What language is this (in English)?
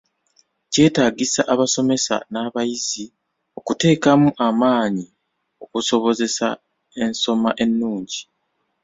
Ganda